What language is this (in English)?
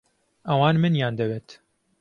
Central Kurdish